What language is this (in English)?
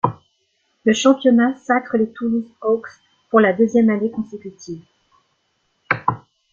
French